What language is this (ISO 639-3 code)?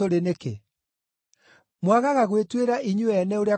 kik